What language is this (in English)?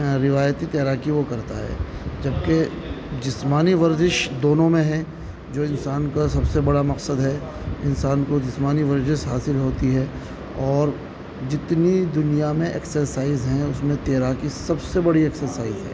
Urdu